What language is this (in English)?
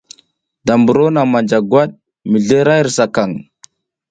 South Giziga